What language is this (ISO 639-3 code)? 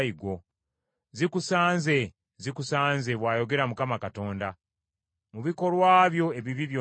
lug